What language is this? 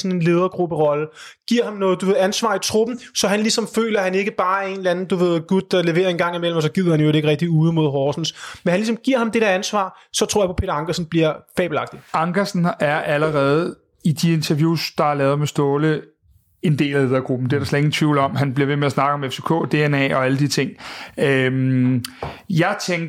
Danish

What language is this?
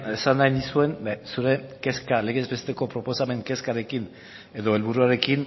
Basque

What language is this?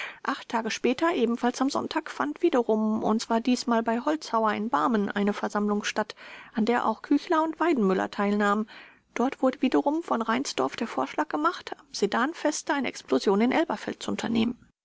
German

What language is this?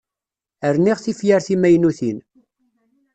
Kabyle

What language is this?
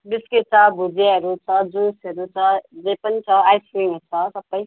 Nepali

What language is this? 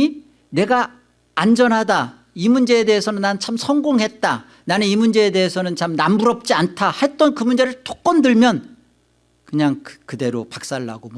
Korean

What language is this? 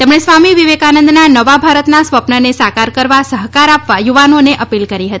Gujarati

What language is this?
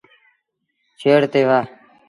Sindhi Bhil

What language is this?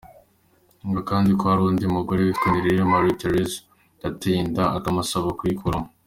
Kinyarwanda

